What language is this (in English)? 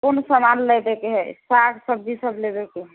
Maithili